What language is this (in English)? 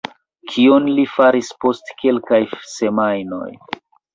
Esperanto